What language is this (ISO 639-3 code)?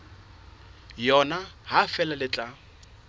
sot